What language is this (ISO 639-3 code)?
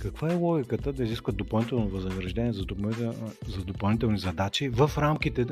bul